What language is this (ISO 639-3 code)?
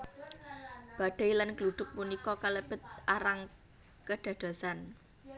jav